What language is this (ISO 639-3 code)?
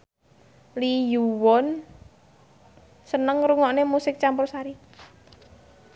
jav